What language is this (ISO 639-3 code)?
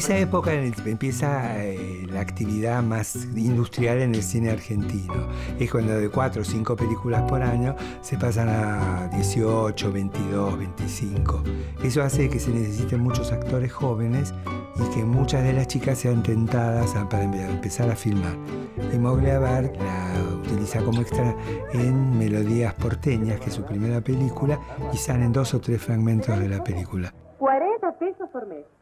spa